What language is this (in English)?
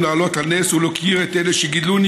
Hebrew